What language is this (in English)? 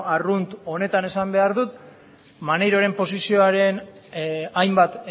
Basque